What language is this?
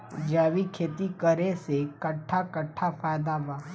Bhojpuri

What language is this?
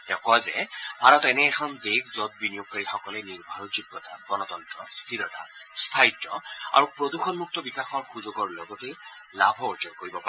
Assamese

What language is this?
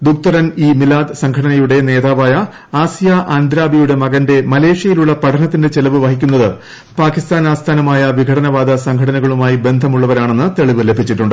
Malayalam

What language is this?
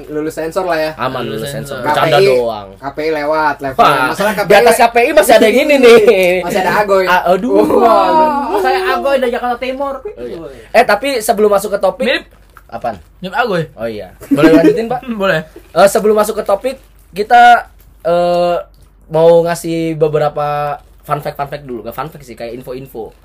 Indonesian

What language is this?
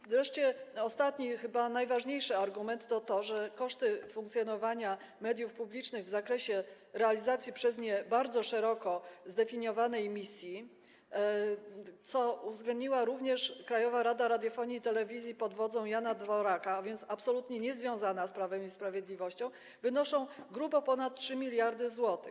Polish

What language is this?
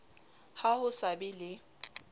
Southern Sotho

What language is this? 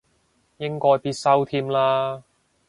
Cantonese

